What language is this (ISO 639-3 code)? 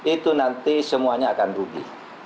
ind